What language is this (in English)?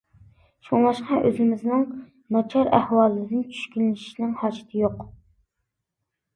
Uyghur